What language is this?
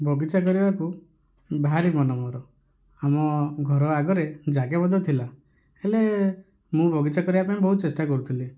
Odia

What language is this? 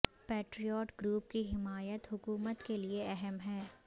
Urdu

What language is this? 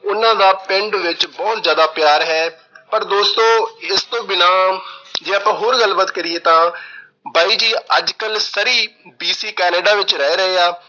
Punjabi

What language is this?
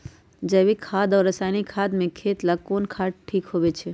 Magahi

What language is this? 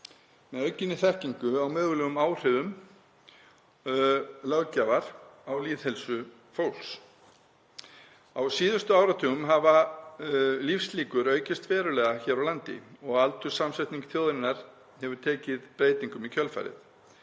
Icelandic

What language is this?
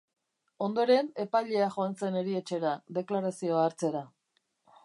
Basque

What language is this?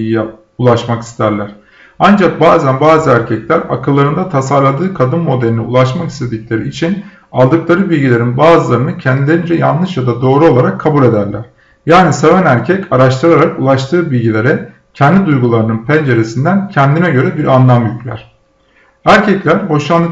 Turkish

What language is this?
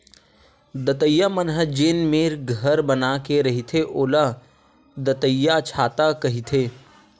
Chhattisgarhi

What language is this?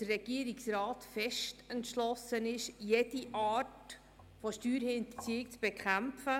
Swiss German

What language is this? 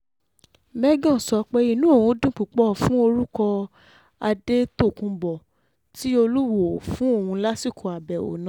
Yoruba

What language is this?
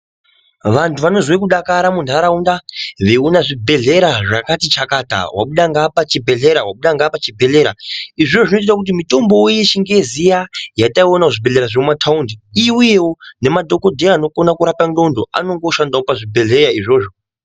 Ndau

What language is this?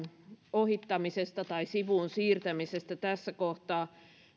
Finnish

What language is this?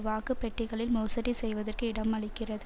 Tamil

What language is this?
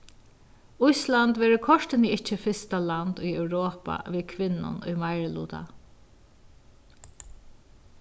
Faroese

